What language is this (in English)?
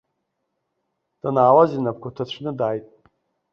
Abkhazian